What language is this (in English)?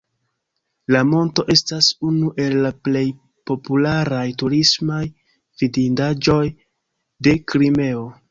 Esperanto